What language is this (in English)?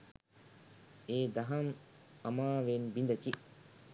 Sinhala